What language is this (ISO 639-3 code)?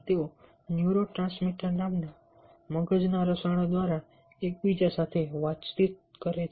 guj